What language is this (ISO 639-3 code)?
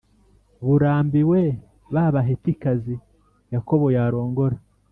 kin